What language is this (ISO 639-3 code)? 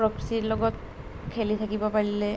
asm